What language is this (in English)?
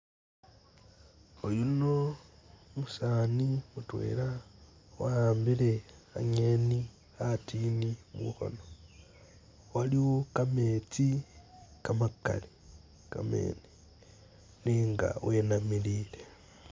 Masaaba